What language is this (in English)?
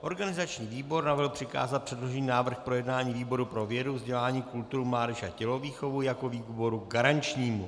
Czech